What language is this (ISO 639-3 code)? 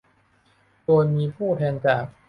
tha